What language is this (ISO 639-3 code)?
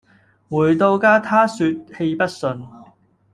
yue